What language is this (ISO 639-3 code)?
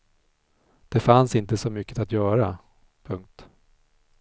swe